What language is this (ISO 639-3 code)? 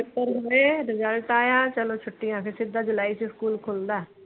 pan